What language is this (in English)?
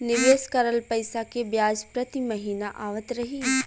Bhojpuri